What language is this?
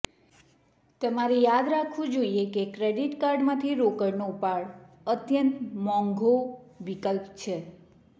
Gujarati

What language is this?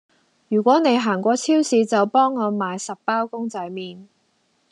Cantonese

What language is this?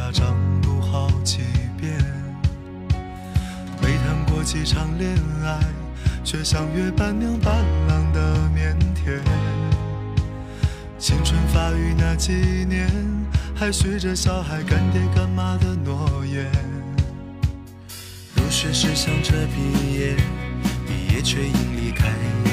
Chinese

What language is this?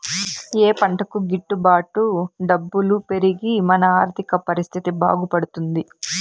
Telugu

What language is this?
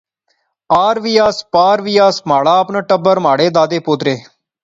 Pahari-Potwari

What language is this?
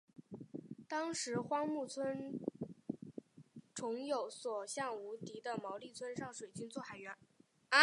Chinese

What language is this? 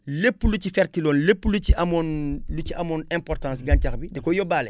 Wolof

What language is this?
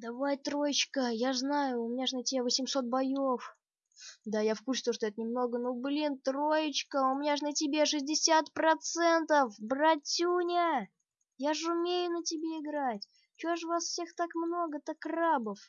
Russian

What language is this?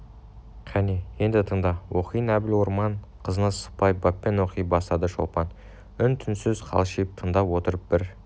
Kazakh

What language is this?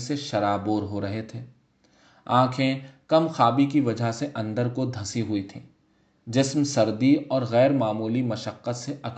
Urdu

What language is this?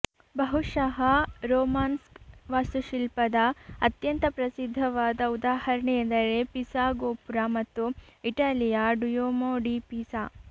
Kannada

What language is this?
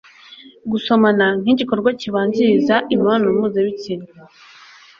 Kinyarwanda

